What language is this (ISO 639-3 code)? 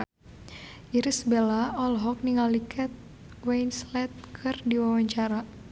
sun